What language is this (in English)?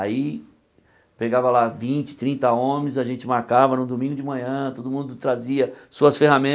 Portuguese